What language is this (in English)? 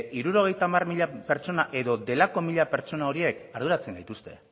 Basque